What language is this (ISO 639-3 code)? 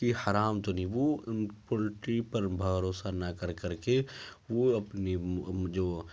urd